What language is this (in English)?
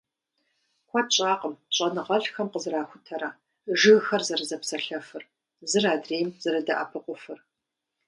Kabardian